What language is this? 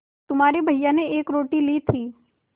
Hindi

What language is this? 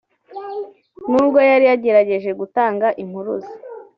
Kinyarwanda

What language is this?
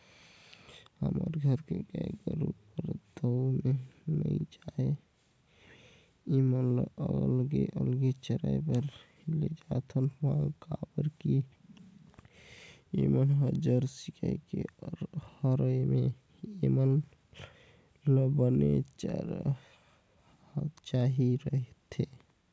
Chhattisgarhi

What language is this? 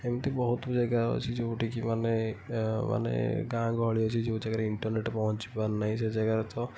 Odia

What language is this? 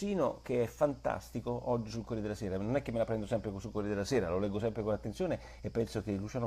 Italian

